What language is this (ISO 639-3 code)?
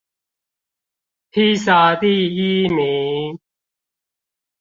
zho